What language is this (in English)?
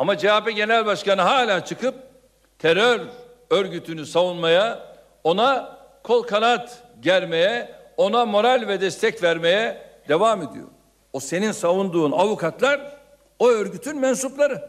Turkish